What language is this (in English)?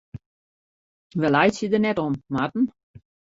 Western Frisian